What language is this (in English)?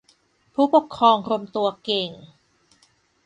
Thai